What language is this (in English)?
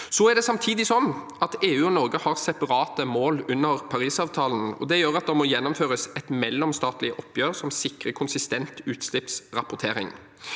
Norwegian